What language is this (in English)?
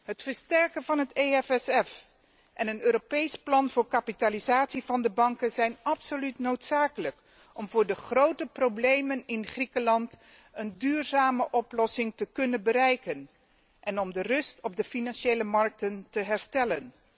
Dutch